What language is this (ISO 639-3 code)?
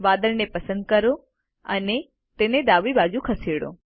guj